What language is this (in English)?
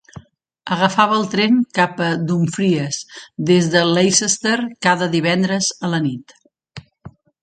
Catalan